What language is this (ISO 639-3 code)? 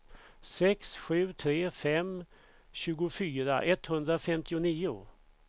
swe